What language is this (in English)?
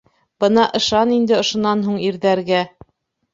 Bashkir